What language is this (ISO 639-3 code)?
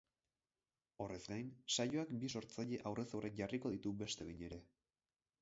eus